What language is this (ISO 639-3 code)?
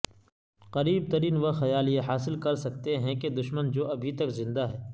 urd